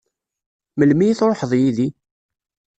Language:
Kabyle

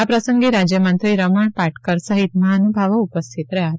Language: Gujarati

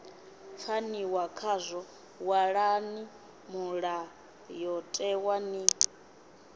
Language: Venda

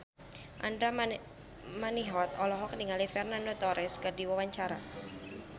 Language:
Sundanese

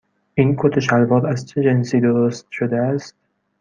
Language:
Persian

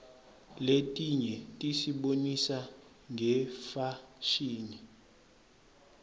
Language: Swati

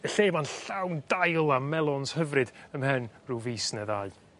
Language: Welsh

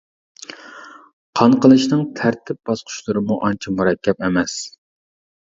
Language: Uyghur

